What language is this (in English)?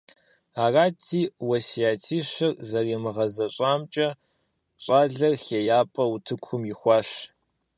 Kabardian